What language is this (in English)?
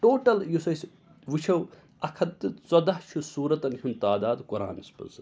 Kashmiri